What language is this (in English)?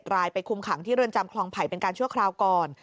Thai